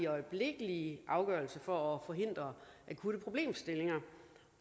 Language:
Danish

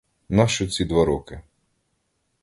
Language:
Ukrainian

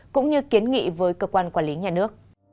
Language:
Vietnamese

